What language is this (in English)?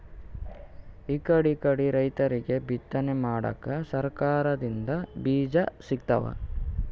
Kannada